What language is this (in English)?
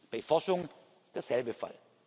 German